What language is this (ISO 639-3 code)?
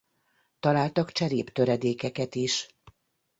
hun